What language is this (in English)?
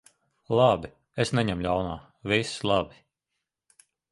Latvian